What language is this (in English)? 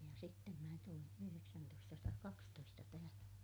Finnish